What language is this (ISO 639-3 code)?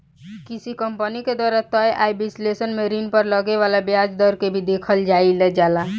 bho